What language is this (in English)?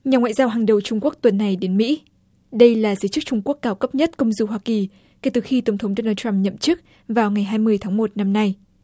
Vietnamese